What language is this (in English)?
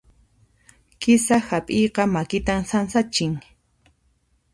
Puno Quechua